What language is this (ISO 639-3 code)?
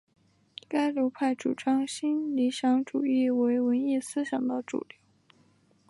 zho